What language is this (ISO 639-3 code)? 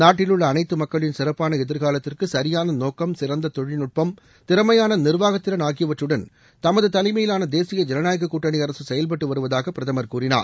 tam